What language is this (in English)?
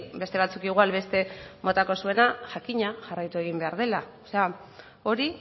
Basque